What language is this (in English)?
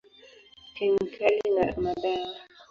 Swahili